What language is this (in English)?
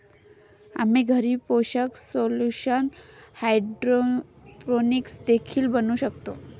Marathi